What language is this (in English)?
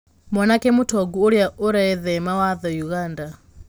Kikuyu